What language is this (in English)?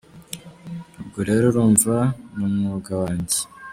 Kinyarwanda